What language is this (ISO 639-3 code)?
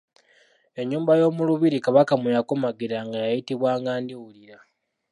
lug